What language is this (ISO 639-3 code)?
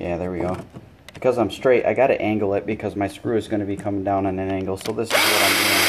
eng